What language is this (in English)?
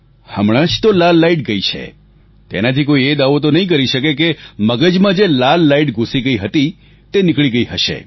Gujarati